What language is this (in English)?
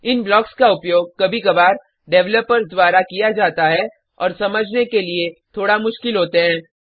Hindi